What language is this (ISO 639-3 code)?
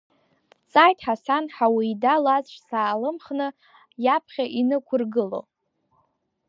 abk